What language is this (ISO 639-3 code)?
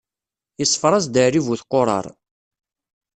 kab